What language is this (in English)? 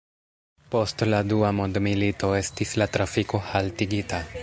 Esperanto